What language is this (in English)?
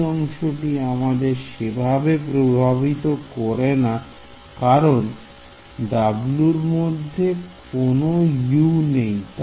Bangla